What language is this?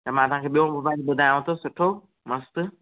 Sindhi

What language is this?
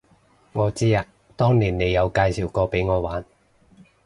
Cantonese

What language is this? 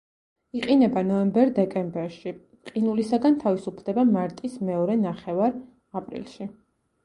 Georgian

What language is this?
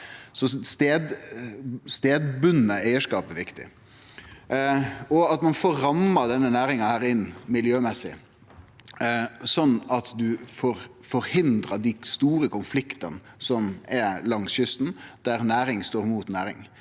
Norwegian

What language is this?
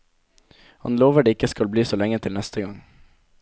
Norwegian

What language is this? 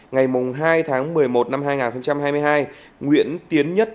Vietnamese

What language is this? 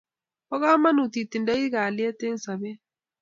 Kalenjin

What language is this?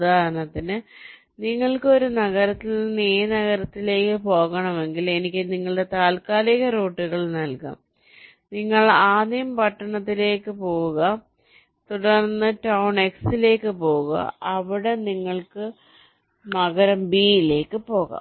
Malayalam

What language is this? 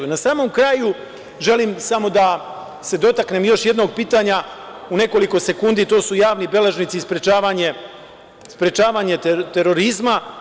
Serbian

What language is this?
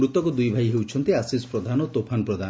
Odia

